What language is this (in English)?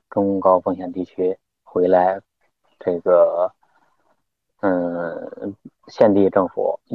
Chinese